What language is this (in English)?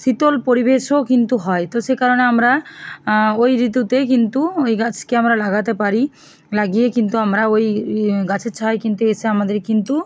Bangla